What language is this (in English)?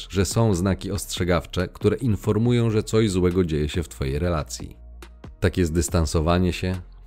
Polish